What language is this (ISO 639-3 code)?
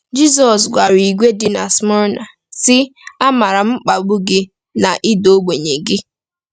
ibo